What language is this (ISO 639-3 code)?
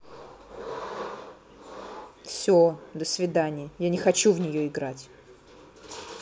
rus